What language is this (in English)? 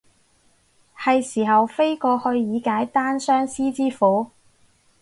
Cantonese